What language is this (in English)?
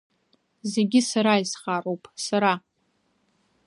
Abkhazian